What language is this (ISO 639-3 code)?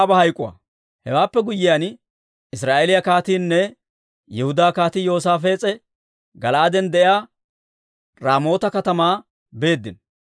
dwr